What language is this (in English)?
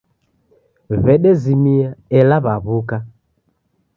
Taita